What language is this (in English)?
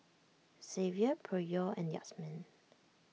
English